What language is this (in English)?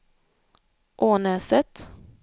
Swedish